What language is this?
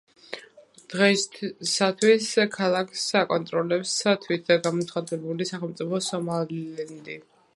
Georgian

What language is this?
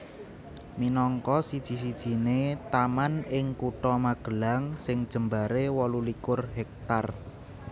Javanese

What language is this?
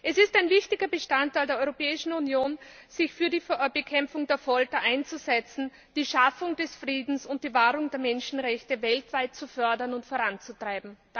German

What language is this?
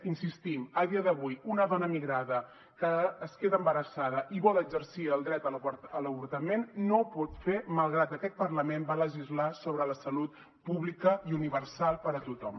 Catalan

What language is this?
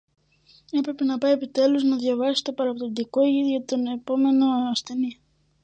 Greek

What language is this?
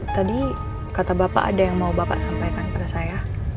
Indonesian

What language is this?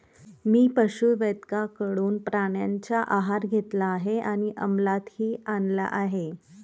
Marathi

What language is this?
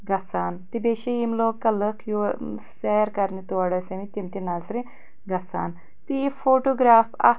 Kashmiri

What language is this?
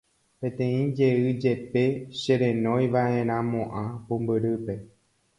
Guarani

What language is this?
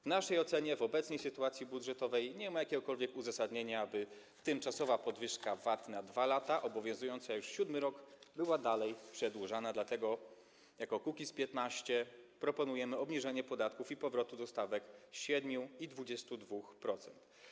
Polish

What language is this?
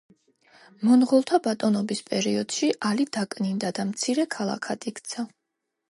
Georgian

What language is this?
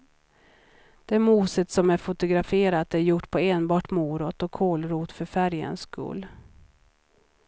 Swedish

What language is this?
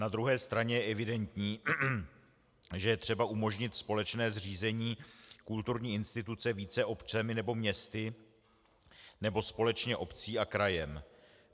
Czech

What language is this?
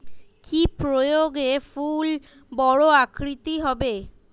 Bangla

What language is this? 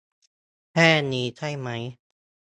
Thai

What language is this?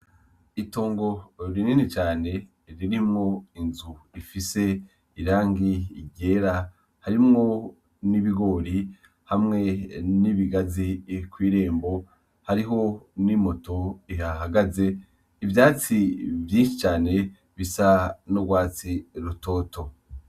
Rundi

